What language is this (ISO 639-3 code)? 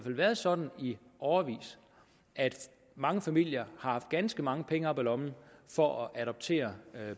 dan